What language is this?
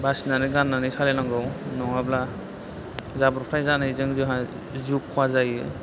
Bodo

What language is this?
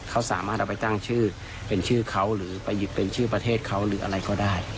Thai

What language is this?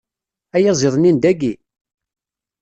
Kabyle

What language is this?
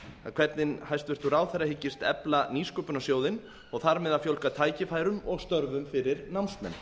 Icelandic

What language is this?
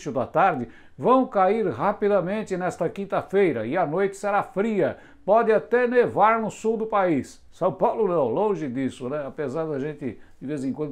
Portuguese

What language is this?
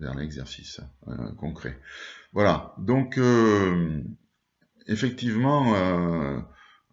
French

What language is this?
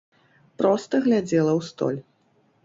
Belarusian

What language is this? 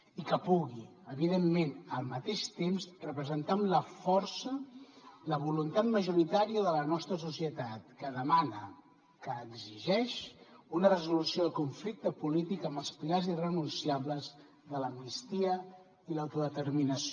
Catalan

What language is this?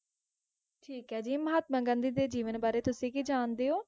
Punjabi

